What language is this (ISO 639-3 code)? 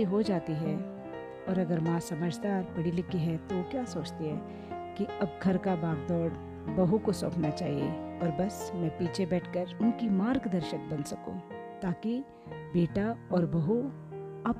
hin